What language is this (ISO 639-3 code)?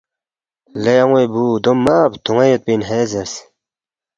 bft